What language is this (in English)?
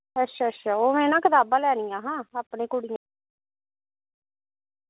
Dogri